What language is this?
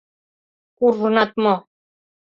Mari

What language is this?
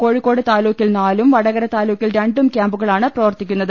Malayalam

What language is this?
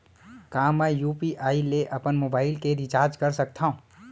Chhattisgarhi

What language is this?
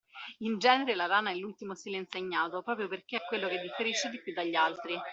Italian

